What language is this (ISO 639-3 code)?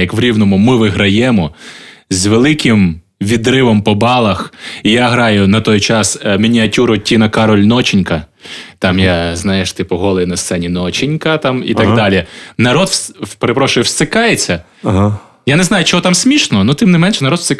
ukr